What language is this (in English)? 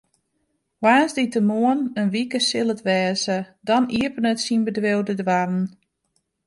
Western Frisian